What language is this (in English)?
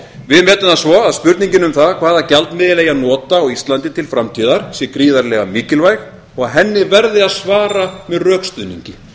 Icelandic